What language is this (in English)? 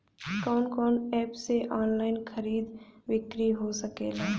Bhojpuri